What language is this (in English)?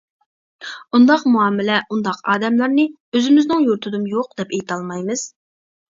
Uyghur